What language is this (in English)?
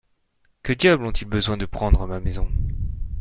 French